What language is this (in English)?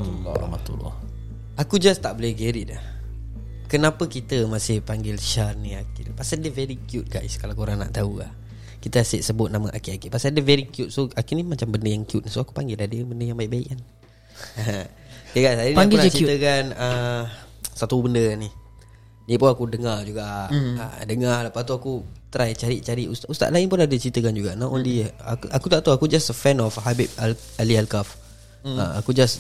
Malay